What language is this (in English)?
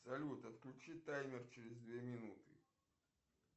Russian